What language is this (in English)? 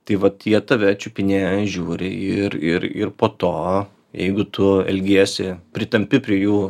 Lithuanian